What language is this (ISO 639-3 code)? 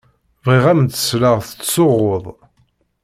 kab